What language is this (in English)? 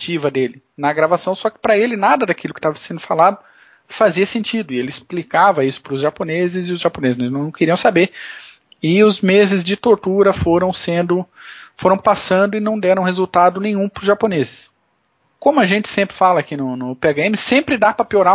Portuguese